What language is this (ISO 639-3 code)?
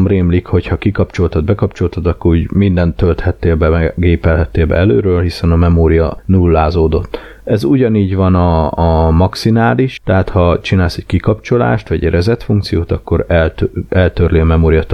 hun